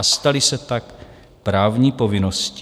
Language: Czech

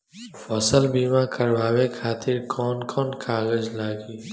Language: Bhojpuri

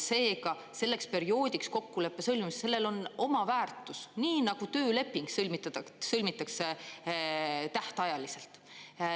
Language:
Estonian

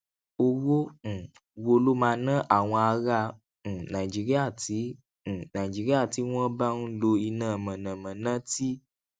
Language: Yoruba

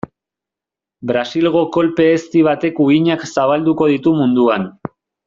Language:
Basque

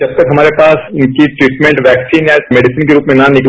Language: Hindi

